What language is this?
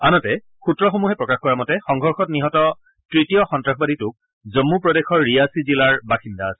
Assamese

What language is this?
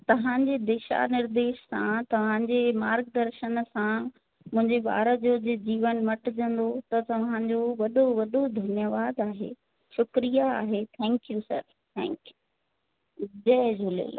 Sindhi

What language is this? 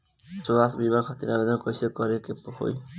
Bhojpuri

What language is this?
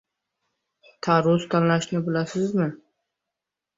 Uzbek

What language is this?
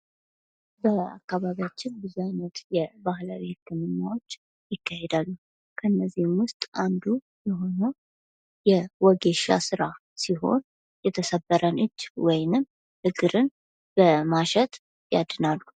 Amharic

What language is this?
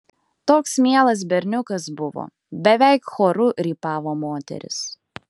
Lithuanian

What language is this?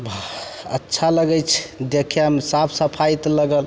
Maithili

